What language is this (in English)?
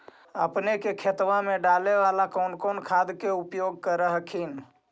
Magahi